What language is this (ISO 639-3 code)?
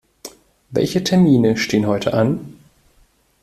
deu